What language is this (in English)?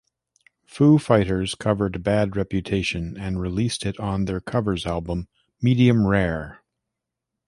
English